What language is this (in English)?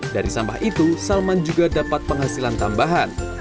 Indonesian